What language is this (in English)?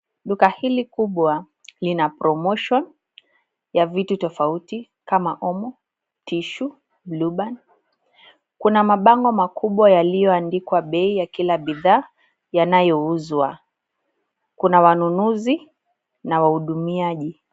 Swahili